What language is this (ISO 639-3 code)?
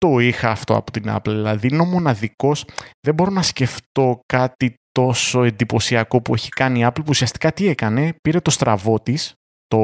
ell